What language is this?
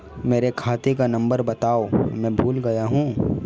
Hindi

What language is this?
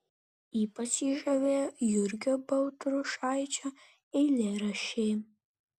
Lithuanian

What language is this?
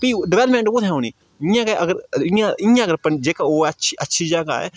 Dogri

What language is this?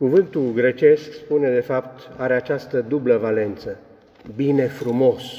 Romanian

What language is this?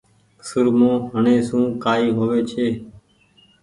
Goaria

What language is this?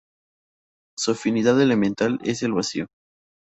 Spanish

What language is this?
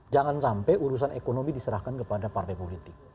Indonesian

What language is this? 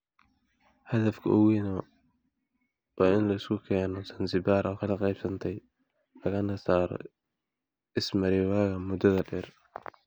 Somali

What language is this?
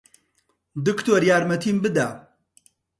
Central Kurdish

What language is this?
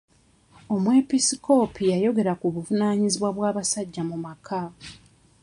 Ganda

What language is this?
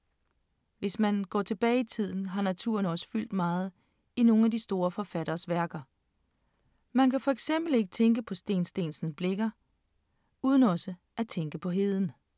Danish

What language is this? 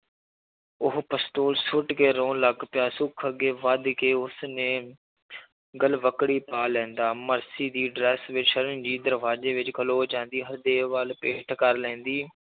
Punjabi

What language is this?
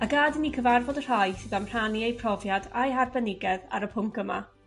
Welsh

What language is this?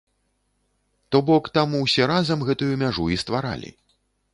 Belarusian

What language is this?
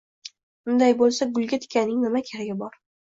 Uzbek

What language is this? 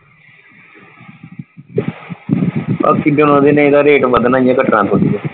Punjabi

